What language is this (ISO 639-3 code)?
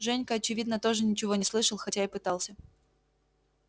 rus